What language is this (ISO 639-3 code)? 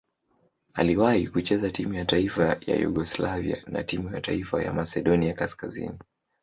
swa